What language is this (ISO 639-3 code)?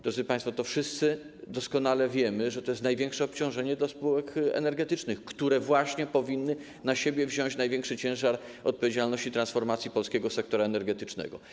pol